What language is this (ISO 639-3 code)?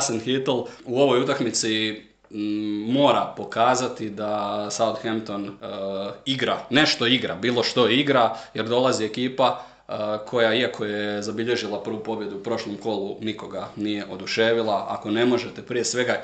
hrv